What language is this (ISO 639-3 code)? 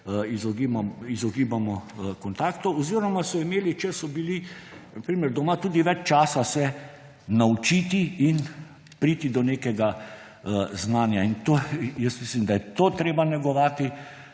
slv